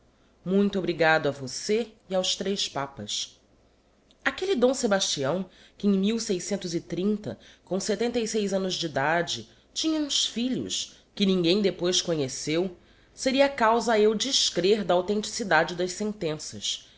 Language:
Portuguese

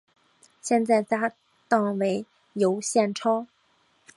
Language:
Chinese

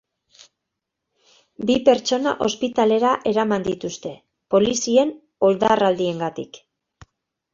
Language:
Basque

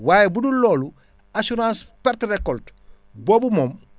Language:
Wolof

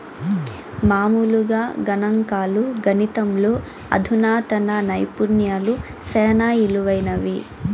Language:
Telugu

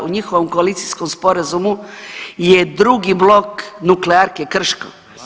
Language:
Croatian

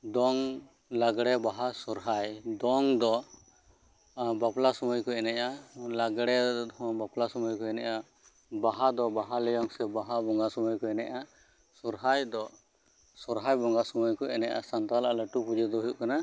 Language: Santali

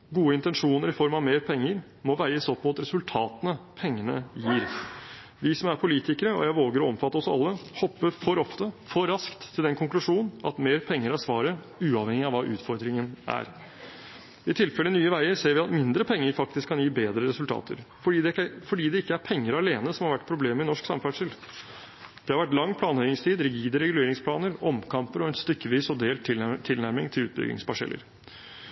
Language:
Norwegian Bokmål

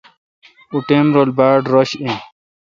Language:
Kalkoti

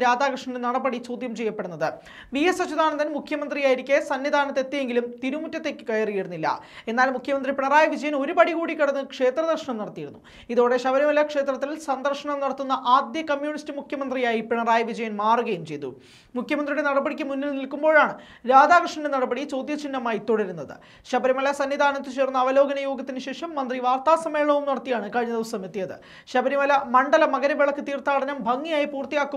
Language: Turkish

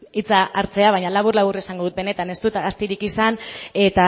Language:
Basque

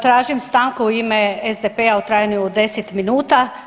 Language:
Croatian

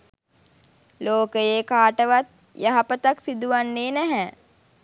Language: Sinhala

